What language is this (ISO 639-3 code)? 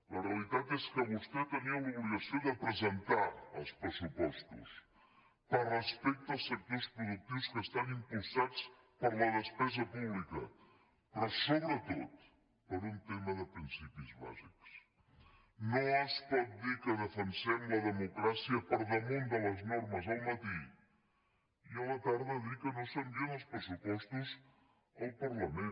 cat